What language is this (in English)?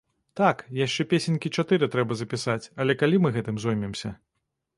Belarusian